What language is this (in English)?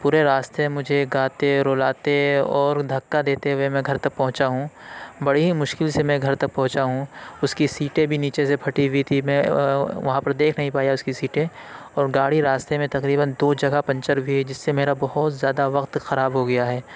Urdu